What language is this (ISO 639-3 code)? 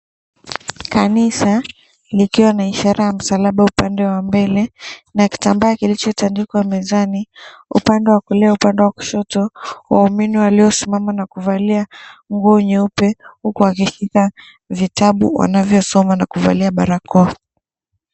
swa